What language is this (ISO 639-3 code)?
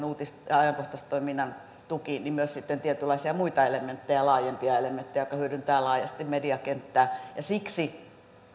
fin